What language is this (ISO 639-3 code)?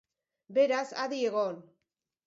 eus